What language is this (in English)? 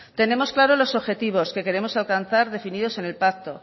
Spanish